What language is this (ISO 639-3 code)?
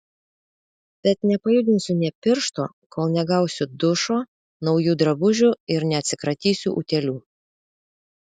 lit